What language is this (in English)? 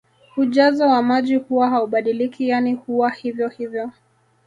Swahili